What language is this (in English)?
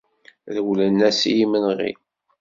Kabyle